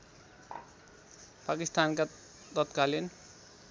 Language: Nepali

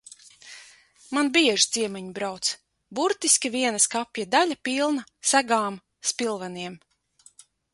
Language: Latvian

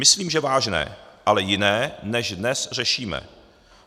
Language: Czech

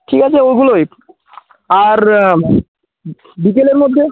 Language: Bangla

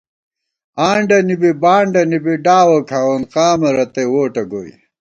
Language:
Gawar-Bati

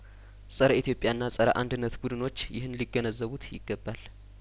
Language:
Amharic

